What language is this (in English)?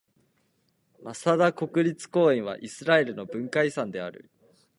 Japanese